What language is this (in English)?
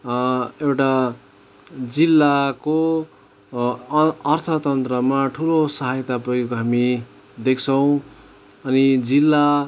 Nepali